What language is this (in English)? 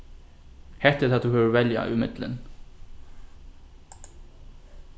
Faroese